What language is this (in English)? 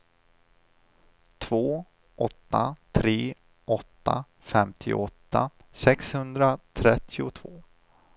Swedish